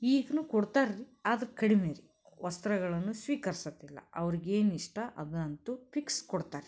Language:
Kannada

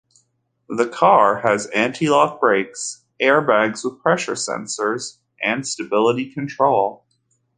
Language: English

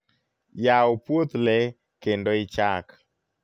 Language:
Luo (Kenya and Tanzania)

